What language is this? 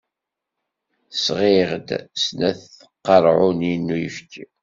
Kabyle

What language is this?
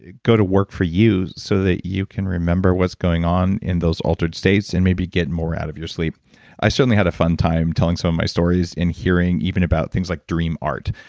English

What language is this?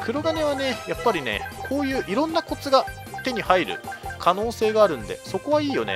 Japanese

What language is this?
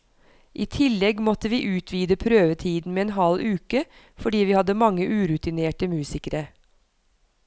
Norwegian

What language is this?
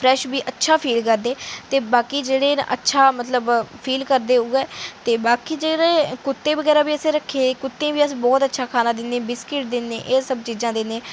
Dogri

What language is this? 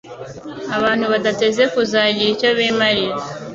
Kinyarwanda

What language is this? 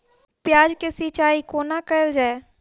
Maithili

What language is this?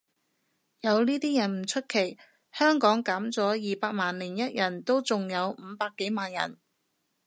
Cantonese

